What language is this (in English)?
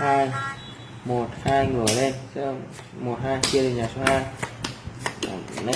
Vietnamese